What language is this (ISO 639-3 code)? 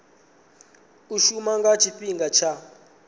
ven